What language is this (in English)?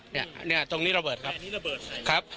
Thai